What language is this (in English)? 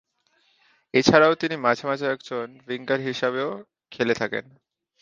Bangla